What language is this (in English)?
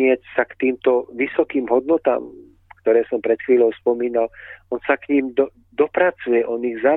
Czech